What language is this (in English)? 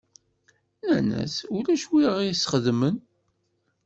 Kabyle